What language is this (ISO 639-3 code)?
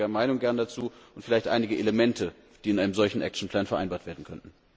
deu